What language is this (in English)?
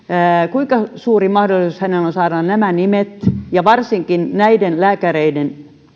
Finnish